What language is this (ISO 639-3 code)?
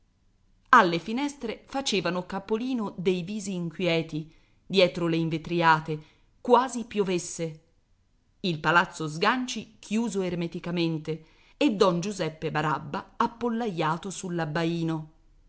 ita